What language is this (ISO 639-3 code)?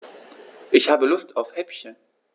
deu